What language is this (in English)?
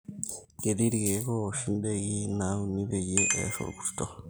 Masai